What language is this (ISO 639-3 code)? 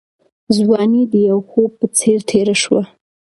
pus